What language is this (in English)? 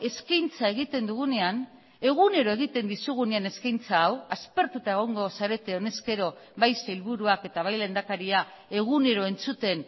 Basque